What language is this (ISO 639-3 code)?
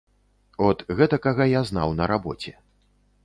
bel